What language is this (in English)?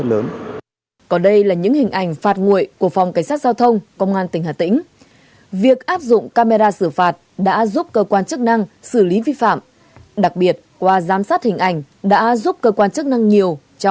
Vietnamese